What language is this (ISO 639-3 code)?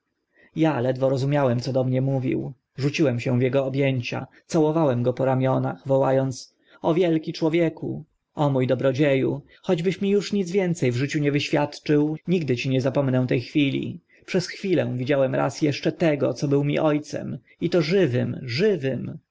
pol